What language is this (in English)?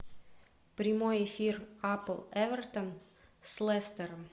Russian